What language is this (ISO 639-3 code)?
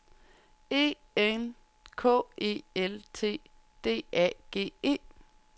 dan